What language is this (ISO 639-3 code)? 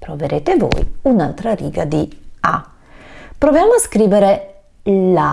ita